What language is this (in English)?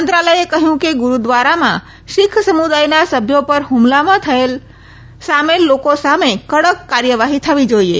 Gujarati